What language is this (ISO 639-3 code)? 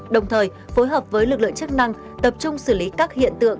vie